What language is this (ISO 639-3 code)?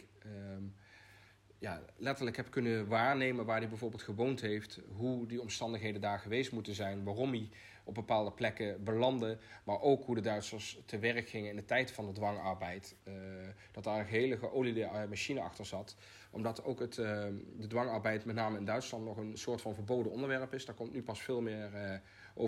nld